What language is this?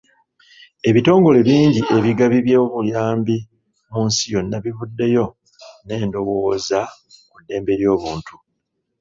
Ganda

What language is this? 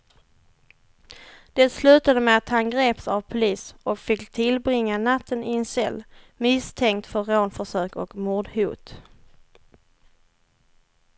Swedish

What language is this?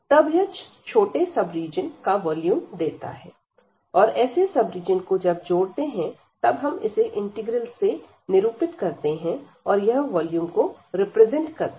Hindi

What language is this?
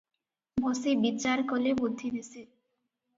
Odia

